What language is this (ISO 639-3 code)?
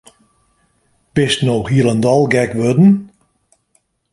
fry